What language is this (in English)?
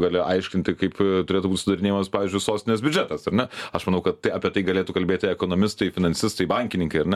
Lithuanian